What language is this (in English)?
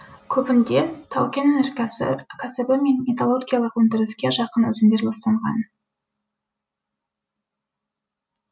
Kazakh